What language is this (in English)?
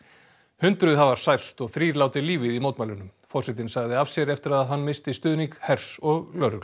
Icelandic